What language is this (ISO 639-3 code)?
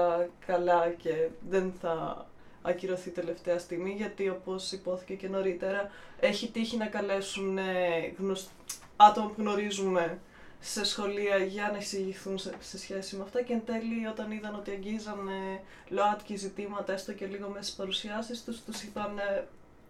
ell